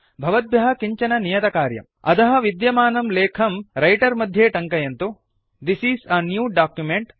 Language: Sanskrit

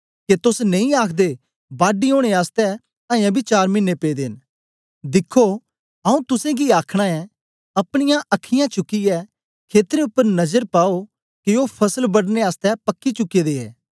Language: Dogri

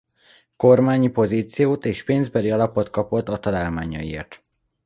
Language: Hungarian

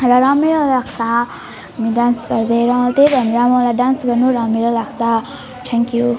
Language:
Nepali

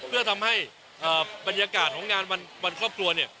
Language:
Thai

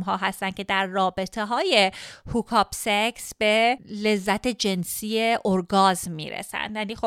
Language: Persian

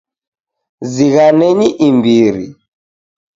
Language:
Taita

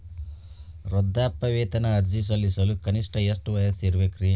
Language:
Kannada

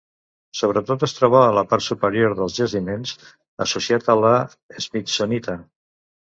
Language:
Catalan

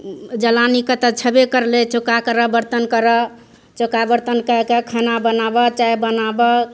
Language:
Maithili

